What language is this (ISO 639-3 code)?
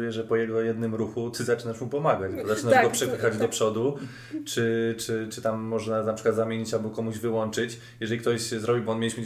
pol